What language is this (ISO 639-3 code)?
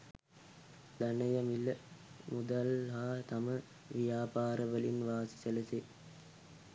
sin